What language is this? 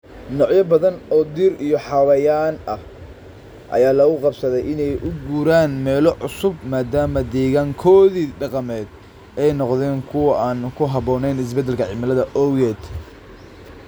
Somali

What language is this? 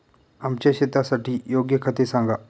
Marathi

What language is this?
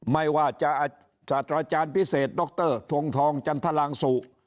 Thai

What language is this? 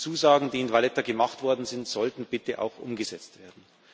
German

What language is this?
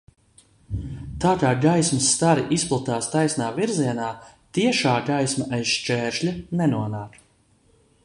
Latvian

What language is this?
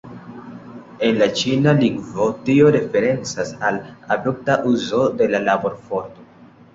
Esperanto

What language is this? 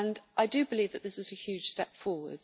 English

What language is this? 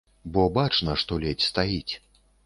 Belarusian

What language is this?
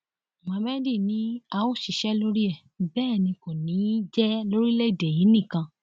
Yoruba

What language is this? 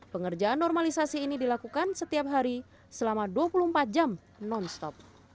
Indonesian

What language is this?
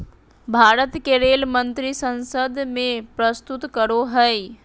Magahi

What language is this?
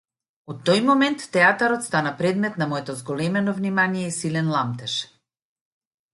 Macedonian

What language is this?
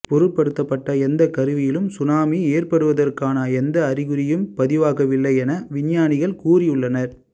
Tamil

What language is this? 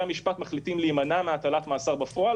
Hebrew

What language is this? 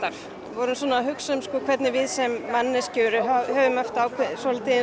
Icelandic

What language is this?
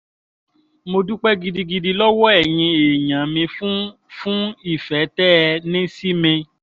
Yoruba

